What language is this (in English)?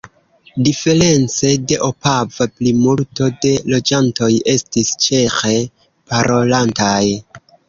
Esperanto